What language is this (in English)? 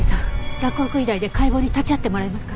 Japanese